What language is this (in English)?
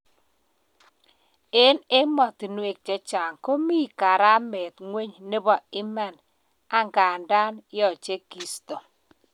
Kalenjin